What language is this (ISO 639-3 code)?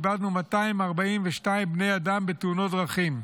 heb